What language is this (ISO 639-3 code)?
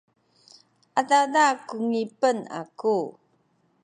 szy